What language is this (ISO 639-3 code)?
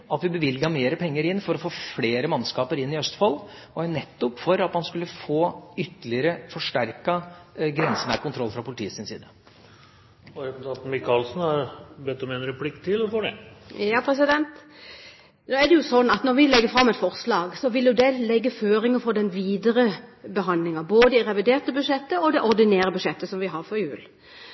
nob